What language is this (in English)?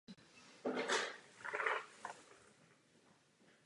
Czech